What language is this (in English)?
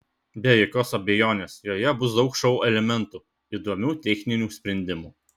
Lithuanian